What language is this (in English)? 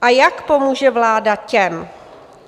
Czech